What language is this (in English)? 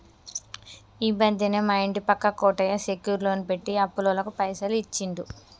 Telugu